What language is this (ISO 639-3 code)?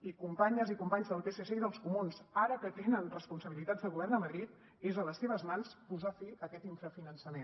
cat